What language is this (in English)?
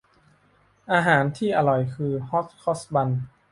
Thai